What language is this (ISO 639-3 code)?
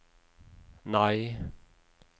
nor